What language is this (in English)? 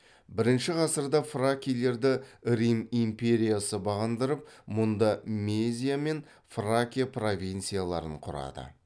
Kazakh